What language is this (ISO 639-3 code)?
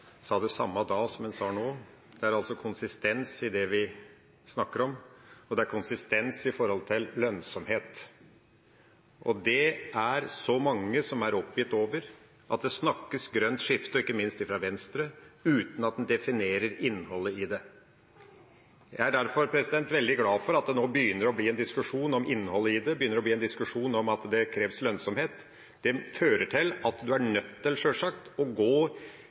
nob